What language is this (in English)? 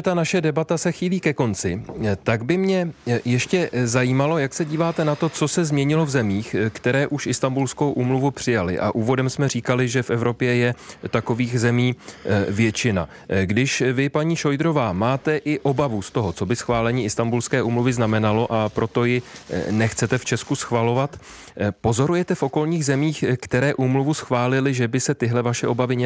Czech